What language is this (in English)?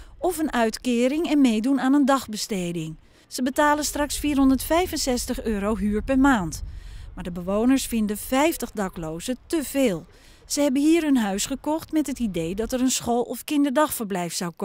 Dutch